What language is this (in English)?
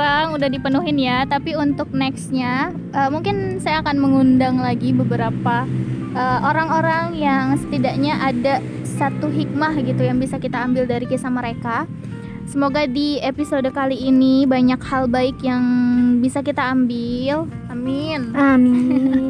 Indonesian